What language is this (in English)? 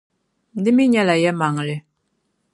Dagbani